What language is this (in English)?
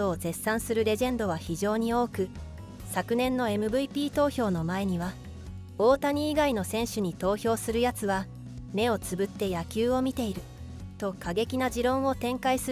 Japanese